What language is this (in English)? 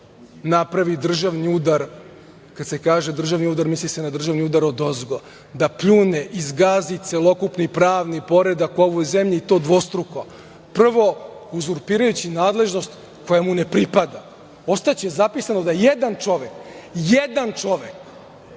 Serbian